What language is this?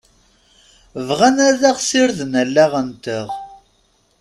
Kabyle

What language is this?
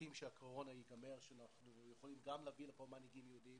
Hebrew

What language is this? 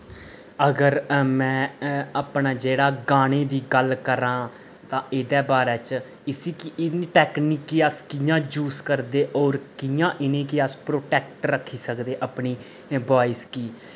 Dogri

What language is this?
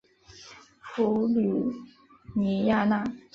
Chinese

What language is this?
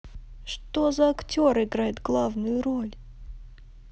Russian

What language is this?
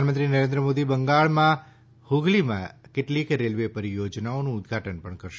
Gujarati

